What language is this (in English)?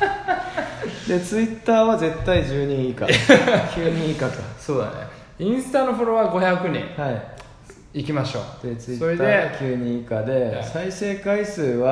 Japanese